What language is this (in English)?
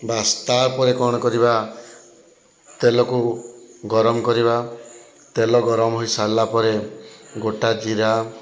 Odia